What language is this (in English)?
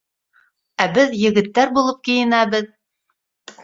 Bashkir